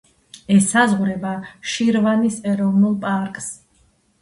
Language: Georgian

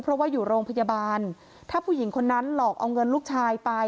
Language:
Thai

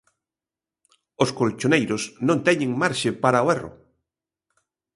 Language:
Galician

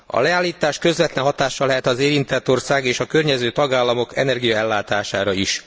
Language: Hungarian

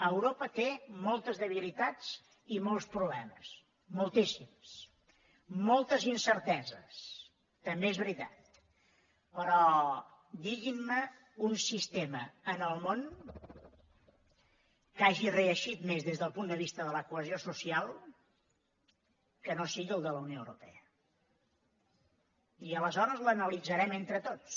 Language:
Catalan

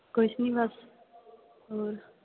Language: Punjabi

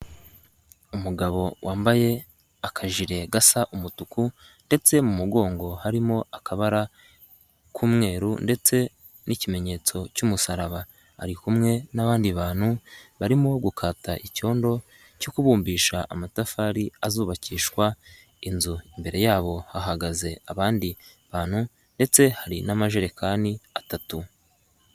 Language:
Kinyarwanda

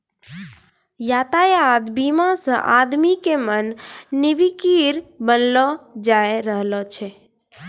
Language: Maithili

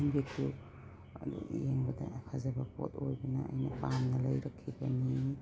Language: Manipuri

